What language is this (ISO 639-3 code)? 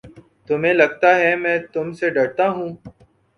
urd